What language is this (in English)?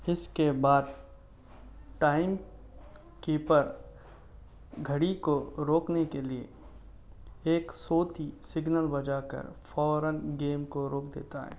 Urdu